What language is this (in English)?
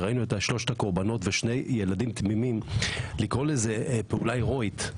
Hebrew